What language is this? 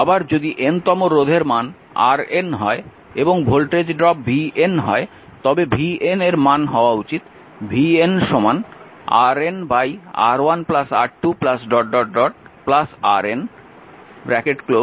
Bangla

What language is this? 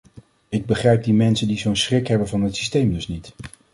Dutch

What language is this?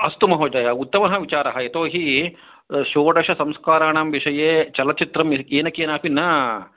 Sanskrit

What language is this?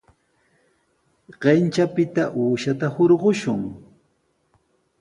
Sihuas Ancash Quechua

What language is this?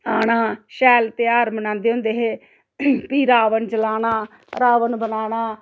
Dogri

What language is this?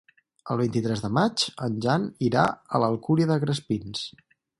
Catalan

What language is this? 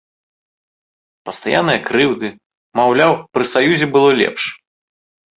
Belarusian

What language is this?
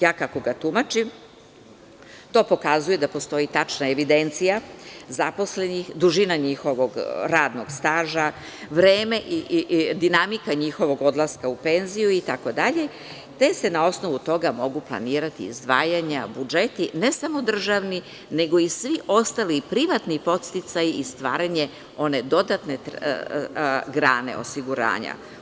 Serbian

